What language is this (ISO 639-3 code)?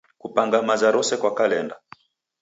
dav